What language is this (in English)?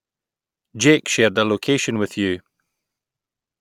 English